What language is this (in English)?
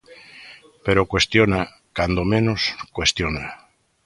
Galician